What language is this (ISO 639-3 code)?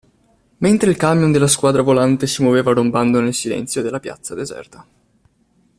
ita